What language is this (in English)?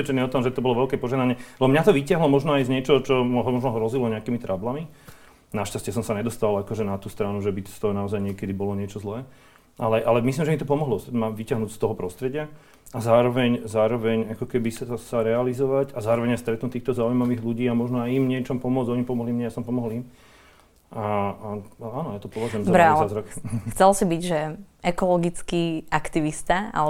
Slovak